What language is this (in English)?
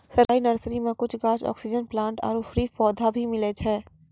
Maithili